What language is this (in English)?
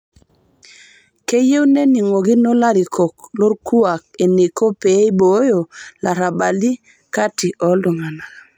Masai